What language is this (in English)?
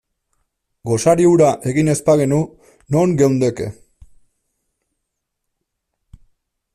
Basque